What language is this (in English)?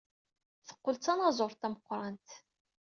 Kabyle